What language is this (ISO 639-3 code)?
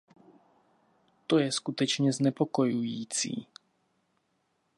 ces